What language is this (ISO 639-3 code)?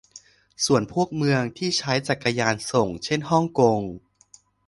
tha